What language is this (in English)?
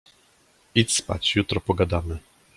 Polish